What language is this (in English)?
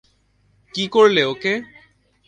Bangla